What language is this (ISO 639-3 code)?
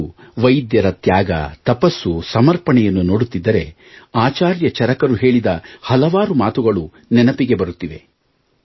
kan